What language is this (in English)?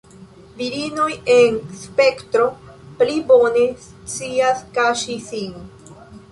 Esperanto